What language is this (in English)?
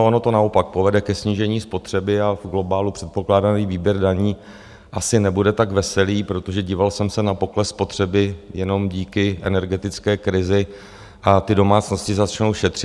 Czech